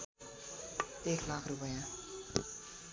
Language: Nepali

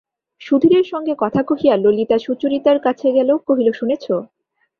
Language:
Bangla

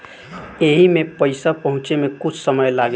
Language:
Bhojpuri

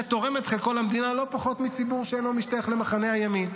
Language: Hebrew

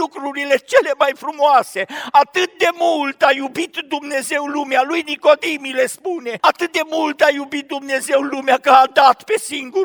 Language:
Romanian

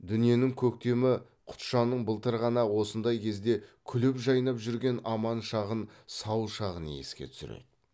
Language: Kazakh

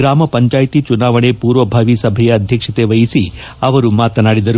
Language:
Kannada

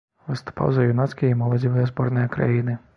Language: Belarusian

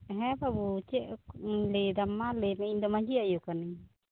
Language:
Santali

